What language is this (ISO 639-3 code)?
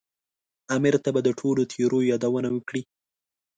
pus